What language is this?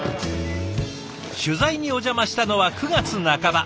Japanese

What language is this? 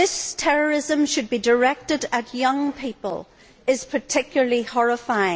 English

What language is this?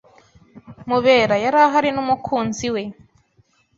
Kinyarwanda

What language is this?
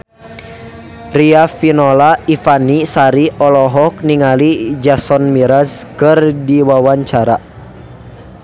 Sundanese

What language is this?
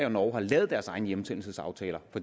Danish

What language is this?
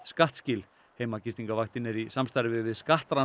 Icelandic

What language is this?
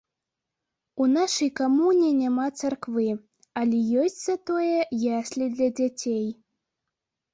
Belarusian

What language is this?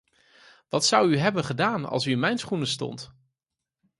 Dutch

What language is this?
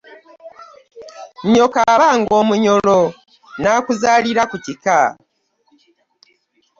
Ganda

